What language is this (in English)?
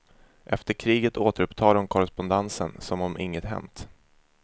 Swedish